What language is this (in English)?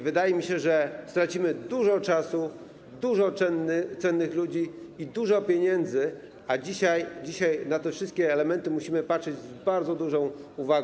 Polish